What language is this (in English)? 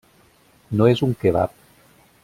Catalan